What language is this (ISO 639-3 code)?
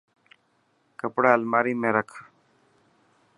mki